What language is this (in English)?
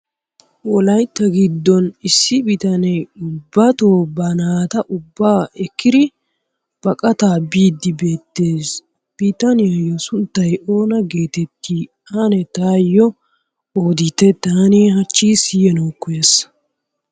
Wolaytta